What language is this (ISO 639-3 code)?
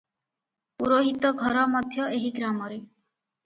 ori